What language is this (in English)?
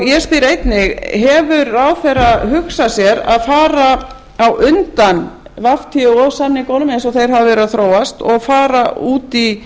Icelandic